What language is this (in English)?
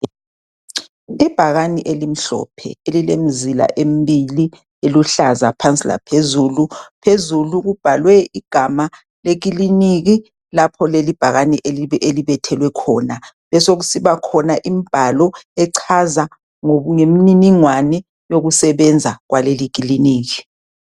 North Ndebele